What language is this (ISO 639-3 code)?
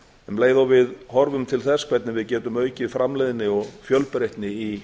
isl